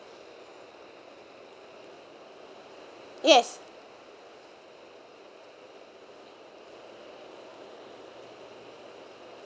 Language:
English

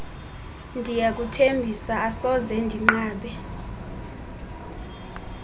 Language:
Xhosa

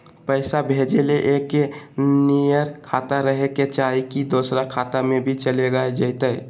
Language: Magahi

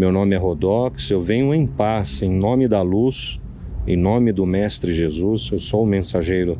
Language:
Portuguese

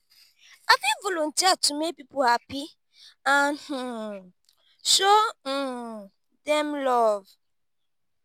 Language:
Nigerian Pidgin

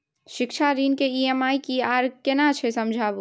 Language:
Maithili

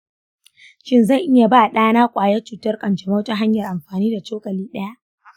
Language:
Hausa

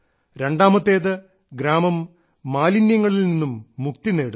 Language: Malayalam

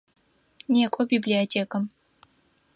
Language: Adyghe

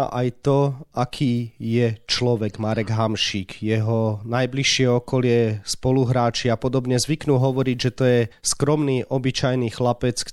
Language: Slovak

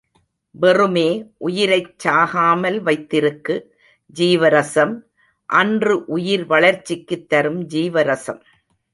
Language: Tamil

